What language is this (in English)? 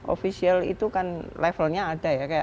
Indonesian